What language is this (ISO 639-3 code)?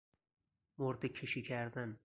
fas